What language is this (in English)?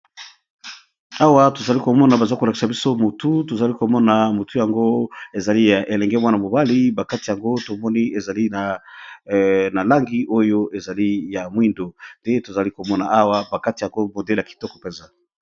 Lingala